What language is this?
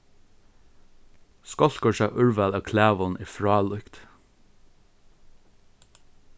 Faroese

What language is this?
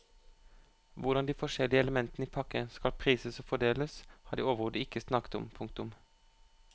Norwegian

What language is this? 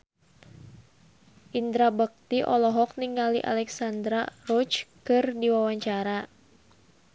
Sundanese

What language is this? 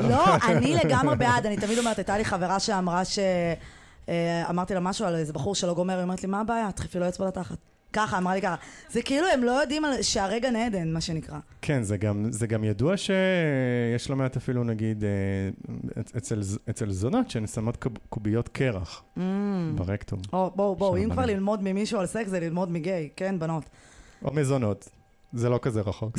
Hebrew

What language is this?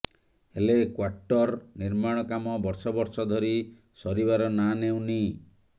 Odia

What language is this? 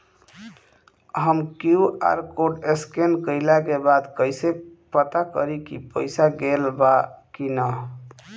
Bhojpuri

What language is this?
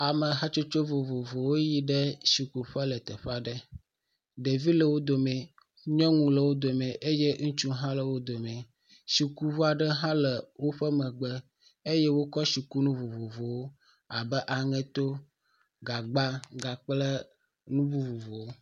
Ewe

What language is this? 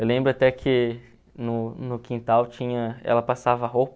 Portuguese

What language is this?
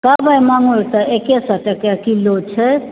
Maithili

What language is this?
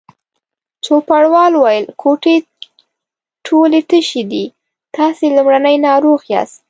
Pashto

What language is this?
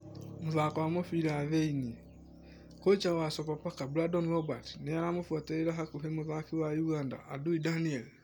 Kikuyu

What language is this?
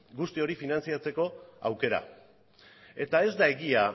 Basque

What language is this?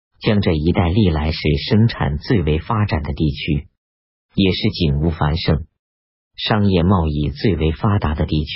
Chinese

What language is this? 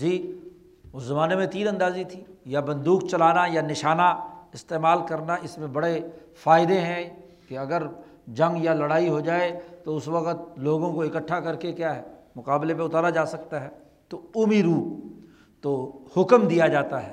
Urdu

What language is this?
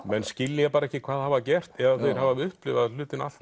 Icelandic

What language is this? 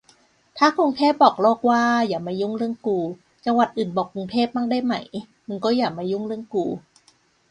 Thai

